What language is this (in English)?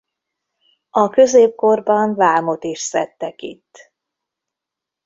Hungarian